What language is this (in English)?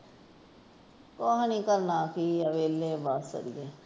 Punjabi